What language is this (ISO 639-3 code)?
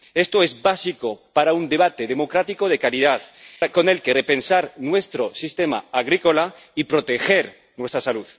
spa